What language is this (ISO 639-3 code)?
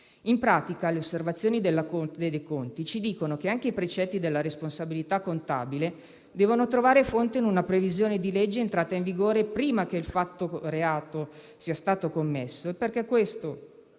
ita